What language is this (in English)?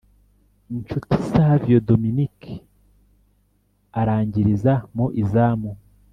Kinyarwanda